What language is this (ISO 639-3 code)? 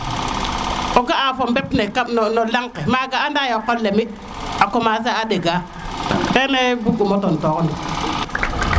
srr